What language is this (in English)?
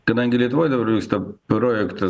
Lithuanian